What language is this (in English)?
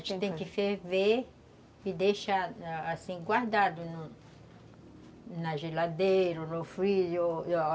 Portuguese